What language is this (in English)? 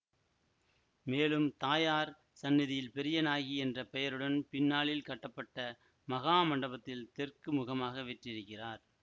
Tamil